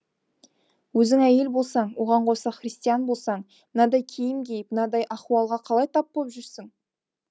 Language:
Kazakh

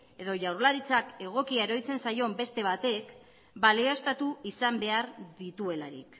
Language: Basque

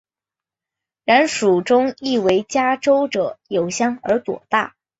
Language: Chinese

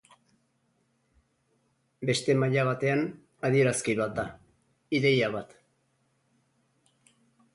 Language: Basque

